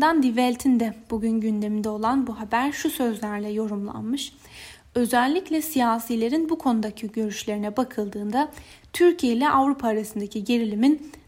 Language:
Turkish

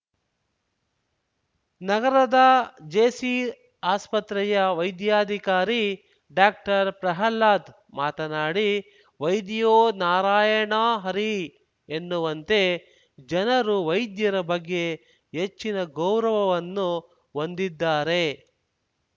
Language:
Kannada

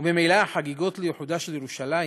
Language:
Hebrew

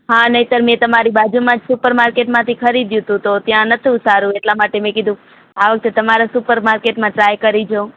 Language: Gujarati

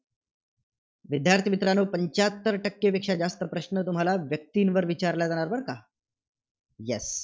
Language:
Marathi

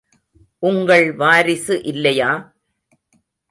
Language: Tamil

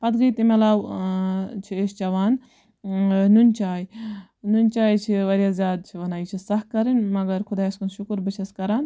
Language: Kashmiri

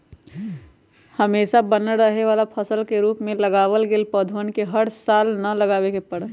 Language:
Magahi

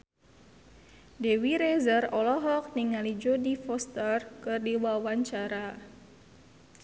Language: Sundanese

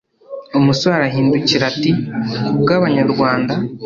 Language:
Kinyarwanda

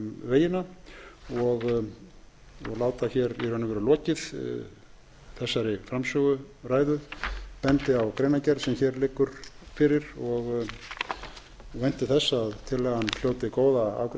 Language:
Icelandic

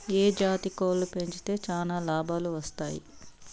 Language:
Telugu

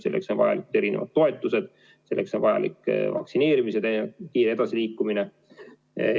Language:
Estonian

